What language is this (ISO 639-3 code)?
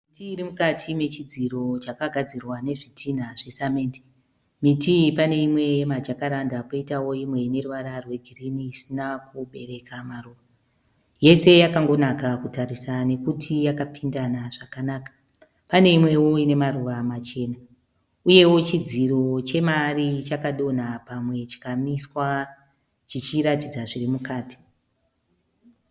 sna